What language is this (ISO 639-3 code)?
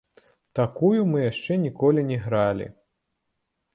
bel